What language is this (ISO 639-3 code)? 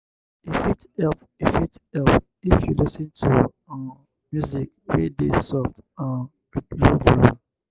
pcm